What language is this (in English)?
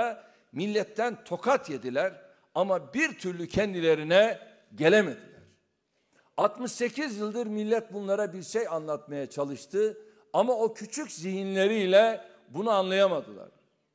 Turkish